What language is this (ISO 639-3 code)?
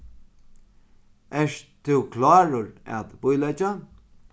fao